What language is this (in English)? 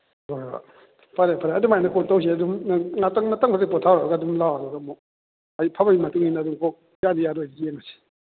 Manipuri